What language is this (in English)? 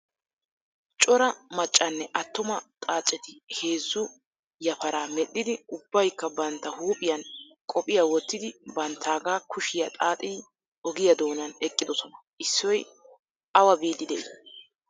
Wolaytta